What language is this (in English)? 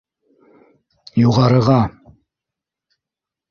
Bashkir